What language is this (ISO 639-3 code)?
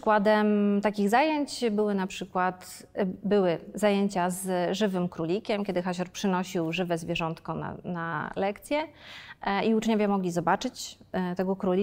pol